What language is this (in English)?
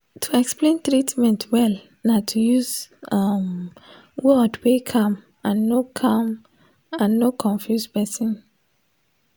Nigerian Pidgin